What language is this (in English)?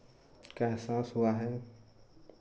Hindi